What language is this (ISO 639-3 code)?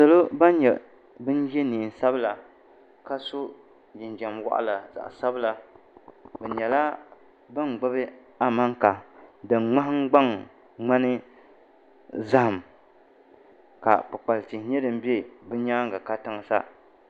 dag